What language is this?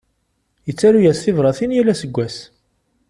Kabyle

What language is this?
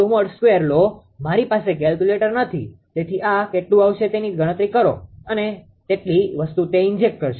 Gujarati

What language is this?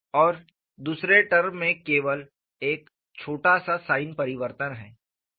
Hindi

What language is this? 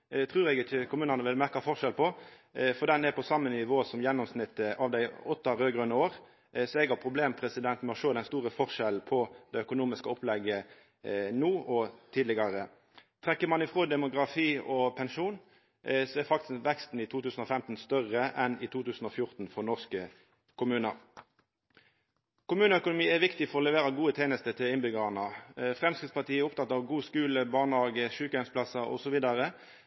Norwegian Nynorsk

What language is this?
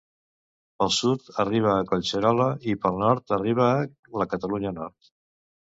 Catalan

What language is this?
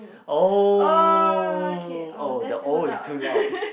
English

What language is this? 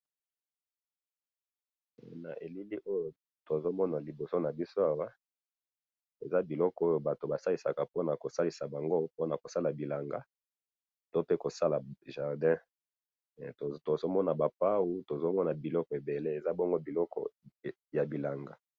Lingala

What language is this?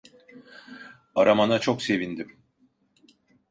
Turkish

